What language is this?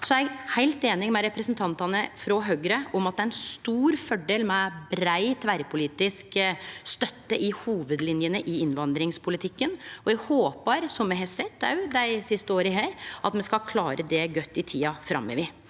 Norwegian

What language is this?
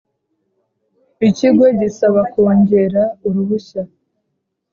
Kinyarwanda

